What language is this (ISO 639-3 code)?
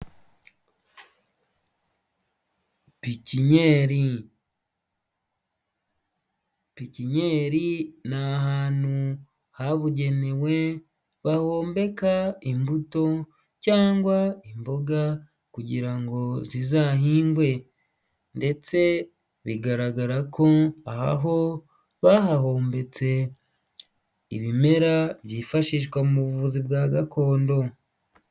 kin